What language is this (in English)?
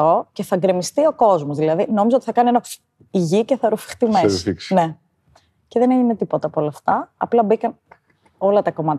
Greek